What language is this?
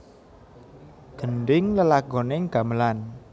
Javanese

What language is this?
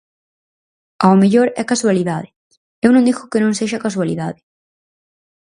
Galician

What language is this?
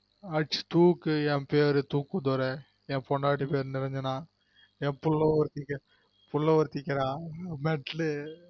Tamil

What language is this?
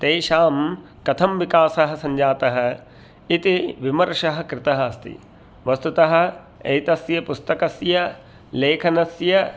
Sanskrit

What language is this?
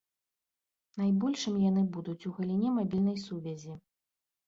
Belarusian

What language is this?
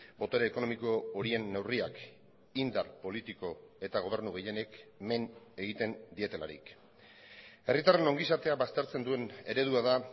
Basque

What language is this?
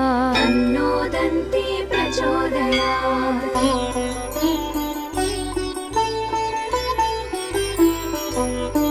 Telugu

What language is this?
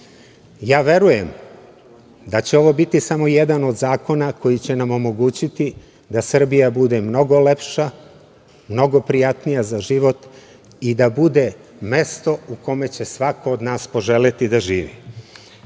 Serbian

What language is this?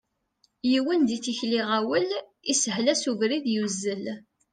Kabyle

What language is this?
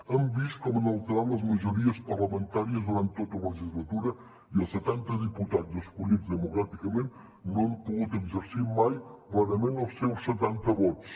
Catalan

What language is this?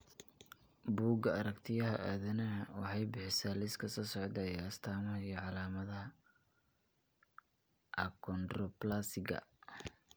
Somali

